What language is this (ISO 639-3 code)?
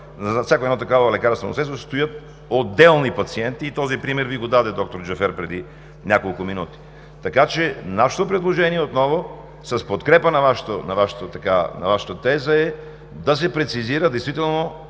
bul